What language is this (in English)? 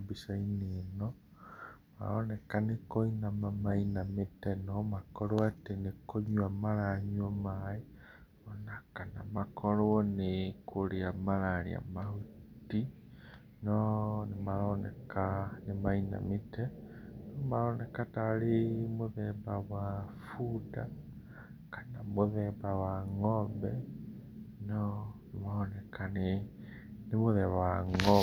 Kikuyu